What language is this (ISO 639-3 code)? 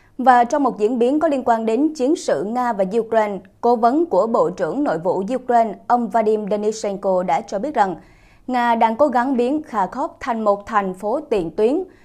vie